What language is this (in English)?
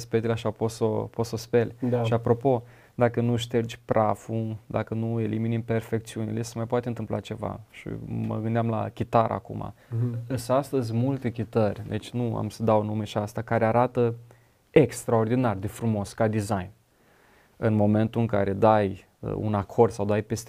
Romanian